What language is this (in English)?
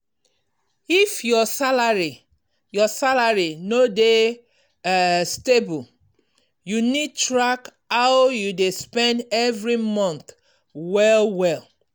Nigerian Pidgin